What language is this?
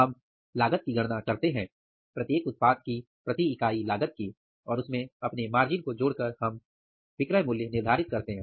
Hindi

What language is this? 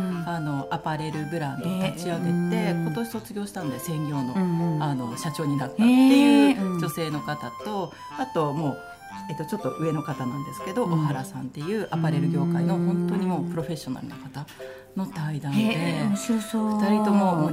Japanese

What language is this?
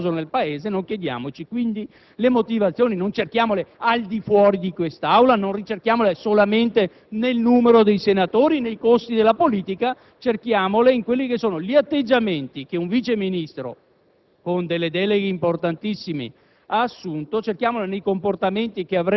Italian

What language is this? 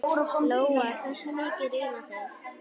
Icelandic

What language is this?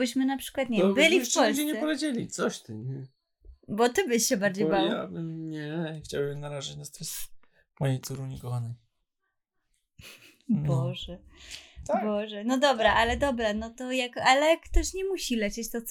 Polish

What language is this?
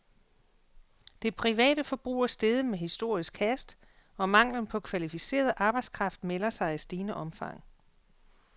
Danish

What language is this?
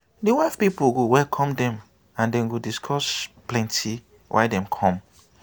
Nigerian Pidgin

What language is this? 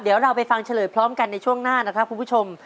Thai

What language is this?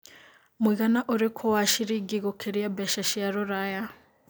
Kikuyu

